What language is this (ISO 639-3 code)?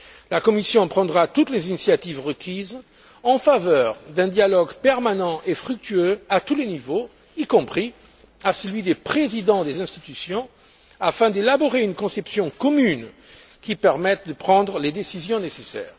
fra